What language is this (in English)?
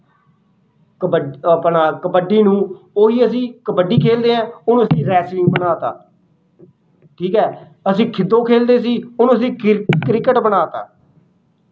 Punjabi